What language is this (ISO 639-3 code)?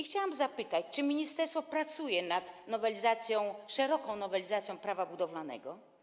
pol